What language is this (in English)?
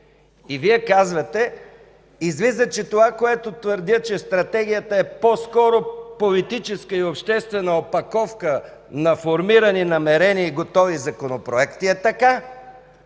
Bulgarian